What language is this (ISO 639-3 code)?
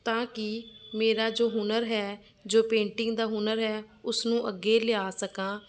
pan